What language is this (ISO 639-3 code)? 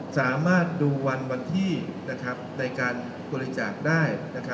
tha